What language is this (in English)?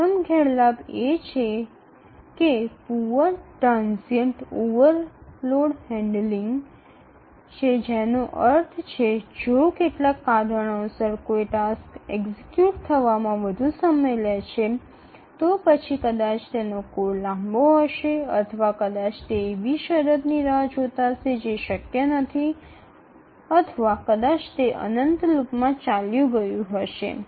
Gujarati